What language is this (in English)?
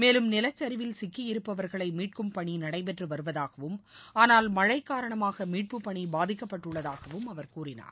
Tamil